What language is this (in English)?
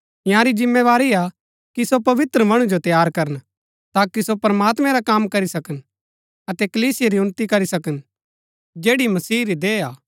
Gaddi